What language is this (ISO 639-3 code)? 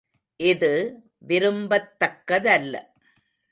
tam